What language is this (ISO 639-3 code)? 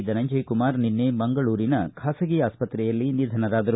kan